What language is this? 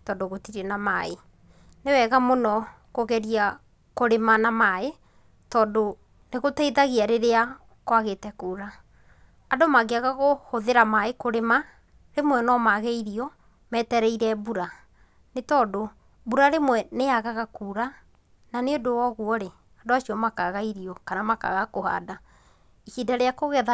Kikuyu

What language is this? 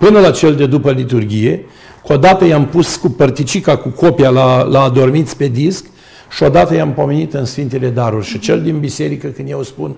Romanian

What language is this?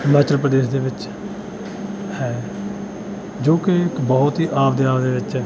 Punjabi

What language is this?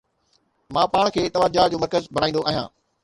Sindhi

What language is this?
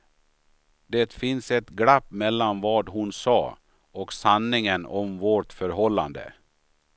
Swedish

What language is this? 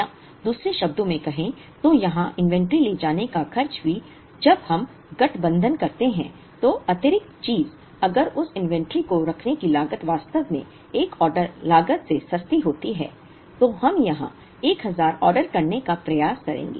Hindi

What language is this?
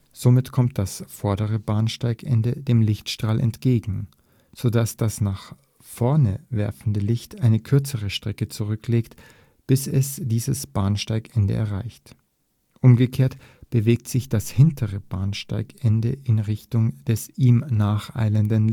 German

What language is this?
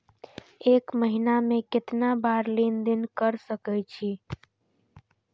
Maithili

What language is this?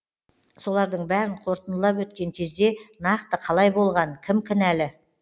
Kazakh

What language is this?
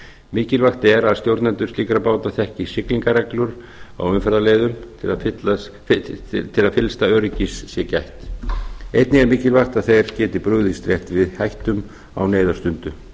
Icelandic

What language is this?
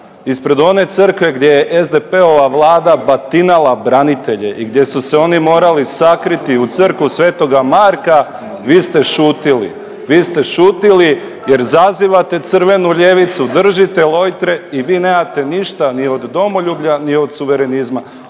Croatian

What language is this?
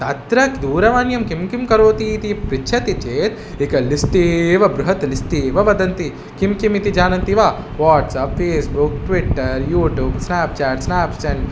Sanskrit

